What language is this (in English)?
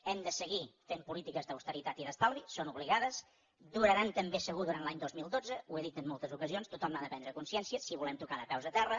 Catalan